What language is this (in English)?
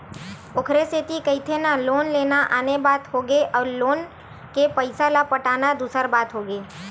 Chhattisgarhi